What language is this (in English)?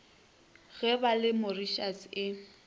Northern Sotho